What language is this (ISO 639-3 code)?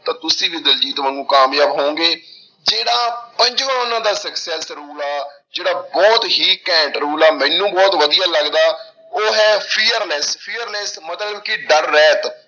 pan